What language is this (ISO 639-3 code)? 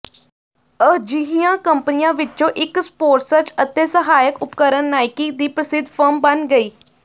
pan